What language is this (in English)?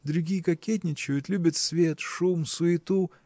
Russian